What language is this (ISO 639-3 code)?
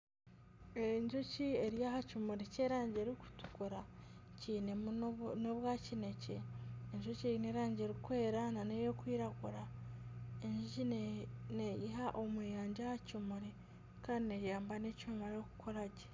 nyn